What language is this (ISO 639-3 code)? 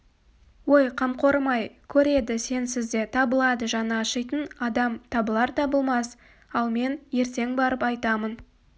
kaz